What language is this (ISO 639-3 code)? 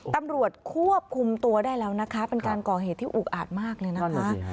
tha